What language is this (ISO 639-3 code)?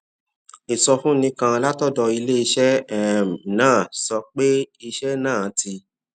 yor